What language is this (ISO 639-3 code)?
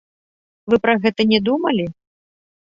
bel